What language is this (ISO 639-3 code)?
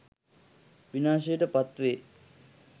sin